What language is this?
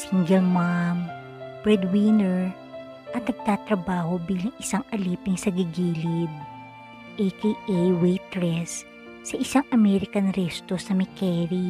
Filipino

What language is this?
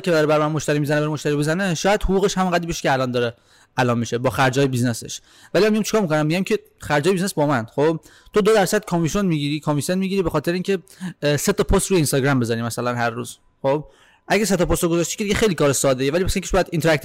Persian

